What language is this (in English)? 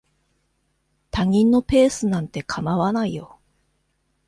Japanese